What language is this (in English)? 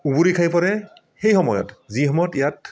Assamese